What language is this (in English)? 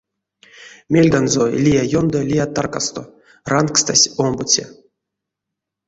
Erzya